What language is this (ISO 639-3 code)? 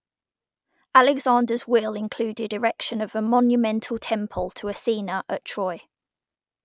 eng